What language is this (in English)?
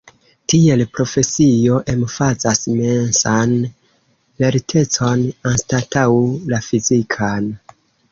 Esperanto